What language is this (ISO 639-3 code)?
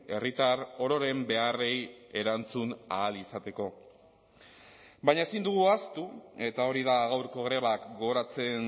eus